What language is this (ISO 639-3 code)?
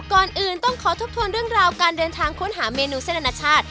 tha